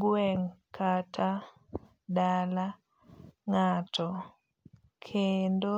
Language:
Luo (Kenya and Tanzania)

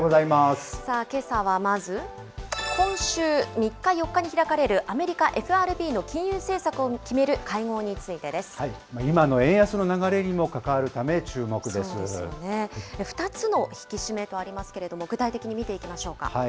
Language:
Japanese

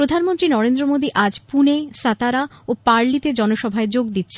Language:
Bangla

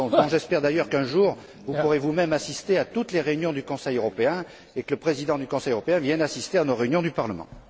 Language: French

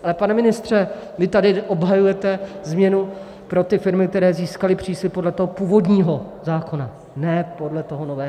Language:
Czech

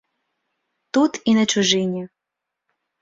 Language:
Belarusian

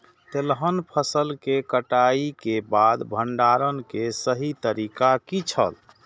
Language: Maithili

